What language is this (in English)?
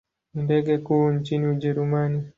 Swahili